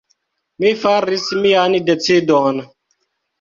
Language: Esperanto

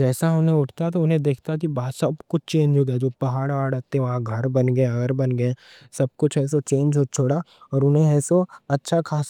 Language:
Deccan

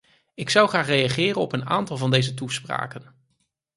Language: Dutch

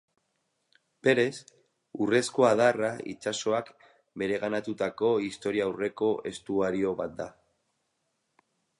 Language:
Basque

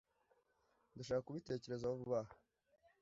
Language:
Kinyarwanda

